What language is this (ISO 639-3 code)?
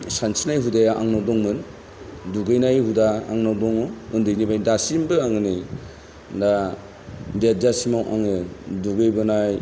brx